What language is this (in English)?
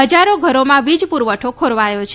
Gujarati